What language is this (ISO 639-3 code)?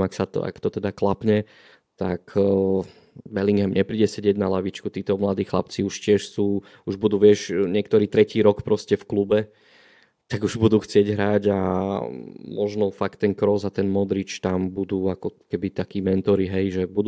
slk